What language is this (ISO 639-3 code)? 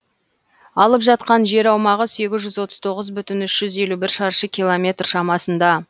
kaz